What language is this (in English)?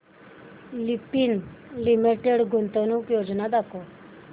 Marathi